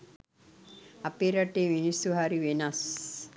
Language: Sinhala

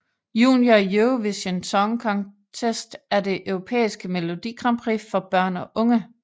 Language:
Danish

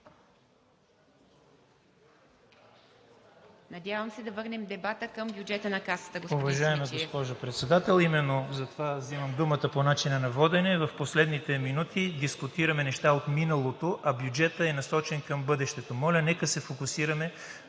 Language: Bulgarian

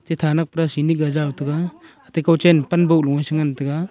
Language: Wancho Naga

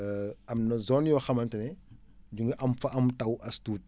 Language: Wolof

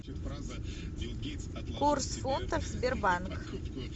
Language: Russian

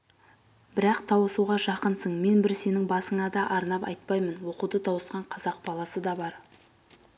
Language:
Kazakh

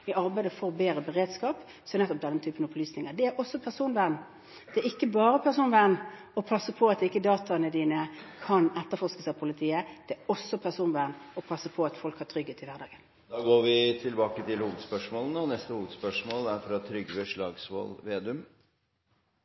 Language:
Norwegian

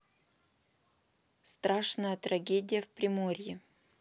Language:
Russian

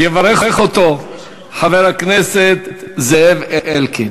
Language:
Hebrew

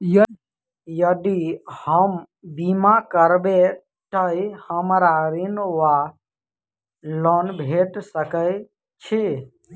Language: Maithili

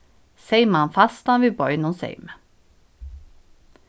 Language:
Faroese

